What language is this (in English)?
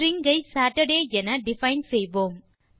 Tamil